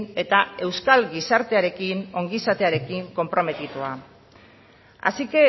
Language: Basque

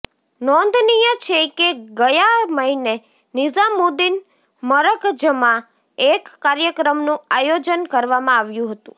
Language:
Gujarati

